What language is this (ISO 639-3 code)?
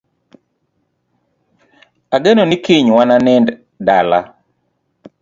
luo